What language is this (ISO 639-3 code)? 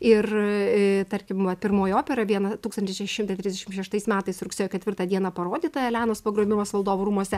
lit